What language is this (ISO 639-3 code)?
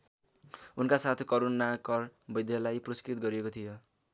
nep